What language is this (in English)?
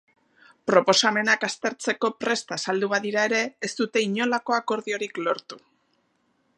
Basque